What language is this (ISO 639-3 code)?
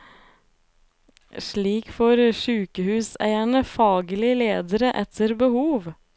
nor